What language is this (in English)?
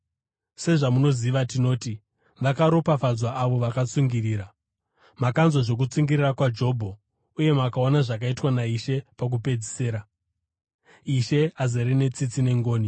Shona